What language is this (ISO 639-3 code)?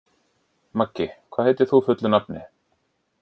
isl